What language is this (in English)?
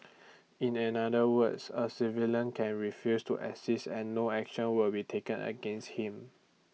English